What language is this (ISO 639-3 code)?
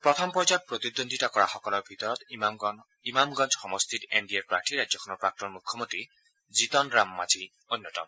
asm